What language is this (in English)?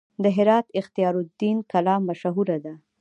Pashto